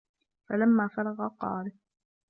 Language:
Arabic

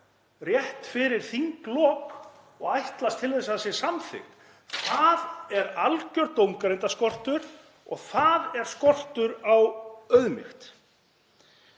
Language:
Icelandic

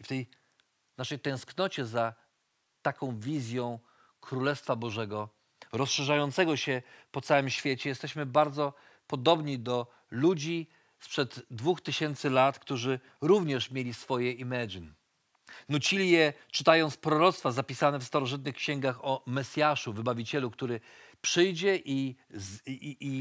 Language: Polish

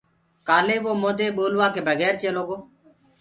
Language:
Gurgula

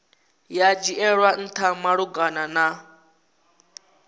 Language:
Venda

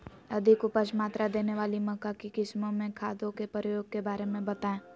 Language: Magahi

